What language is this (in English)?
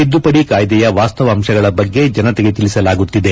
Kannada